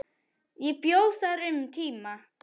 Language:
Icelandic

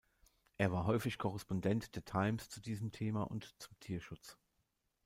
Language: German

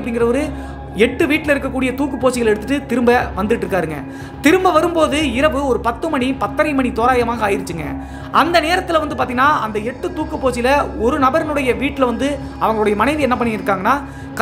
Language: Indonesian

